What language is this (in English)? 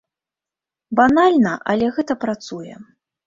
Belarusian